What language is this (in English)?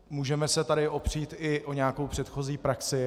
Czech